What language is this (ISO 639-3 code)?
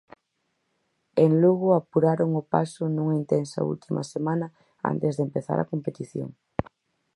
glg